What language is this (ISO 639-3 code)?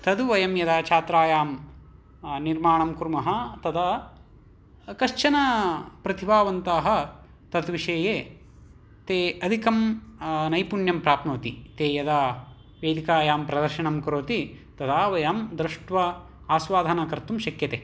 san